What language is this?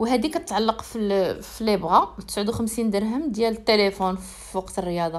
Arabic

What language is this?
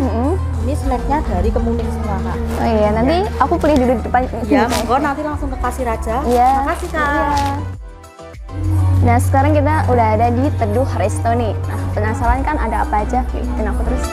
Indonesian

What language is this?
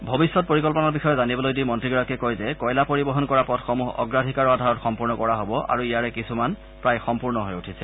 Assamese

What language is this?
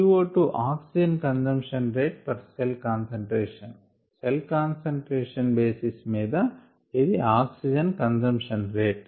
Telugu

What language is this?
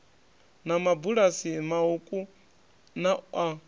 Venda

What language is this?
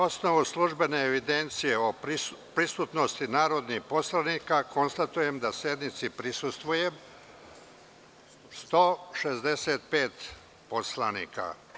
Serbian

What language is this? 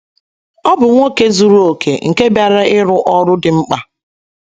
Igbo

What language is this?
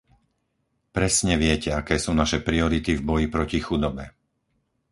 Slovak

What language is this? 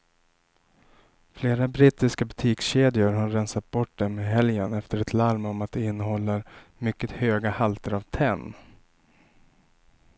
Swedish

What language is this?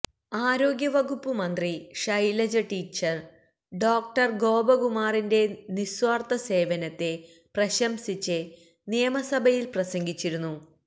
Malayalam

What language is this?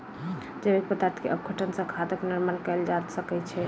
Maithili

